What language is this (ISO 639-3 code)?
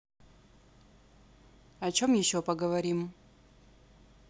rus